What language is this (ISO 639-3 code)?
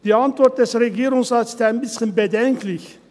gsw